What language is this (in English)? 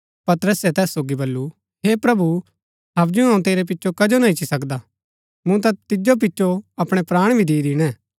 Gaddi